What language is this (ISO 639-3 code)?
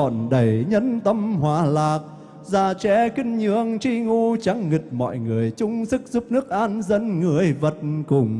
vie